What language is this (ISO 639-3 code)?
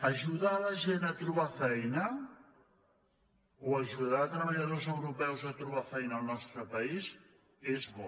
cat